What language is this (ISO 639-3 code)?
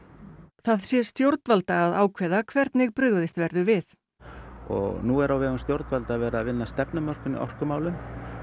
isl